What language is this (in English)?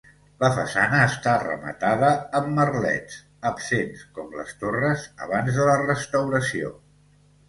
Catalan